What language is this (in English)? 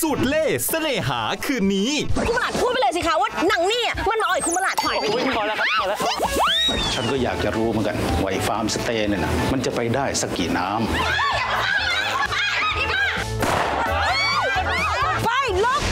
Thai